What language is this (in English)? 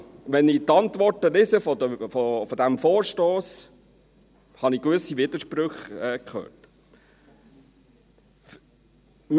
Swiss German